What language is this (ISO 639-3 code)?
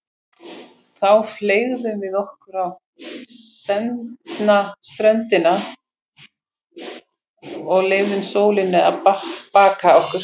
isl